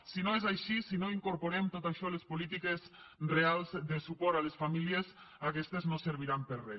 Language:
Catalan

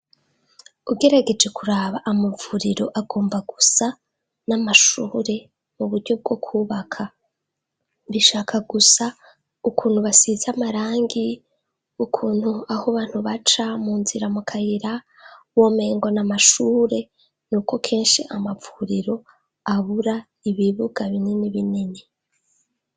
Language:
Rundi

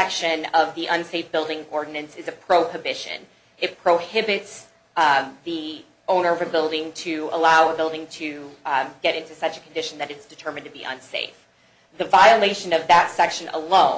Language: English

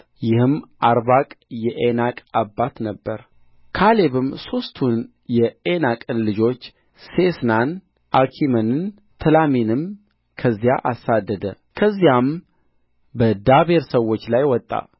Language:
Amharic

